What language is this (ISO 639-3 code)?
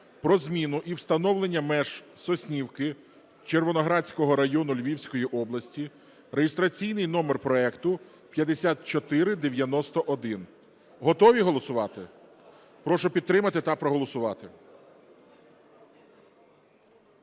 ukr